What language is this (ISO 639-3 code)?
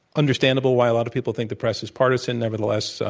eng